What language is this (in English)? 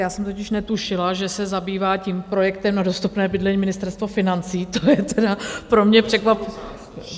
Czech